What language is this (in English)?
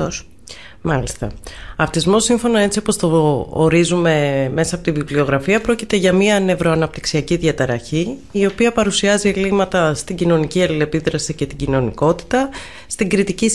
Greek